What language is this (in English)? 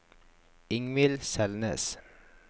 Norwegian